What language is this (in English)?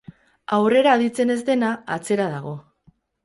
Basque